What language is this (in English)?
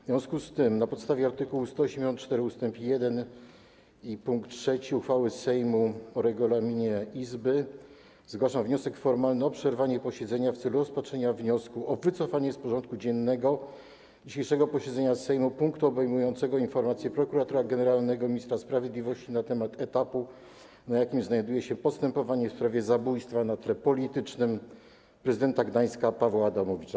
Polish